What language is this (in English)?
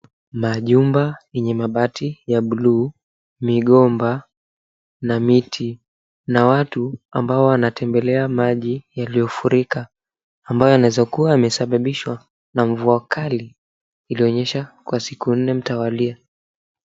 Swahili